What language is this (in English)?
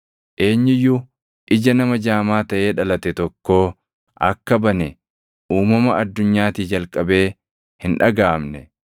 Oromo